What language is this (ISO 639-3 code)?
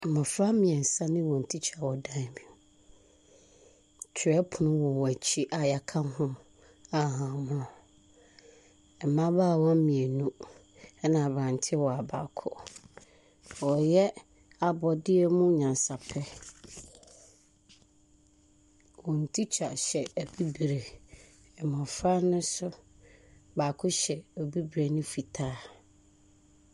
aka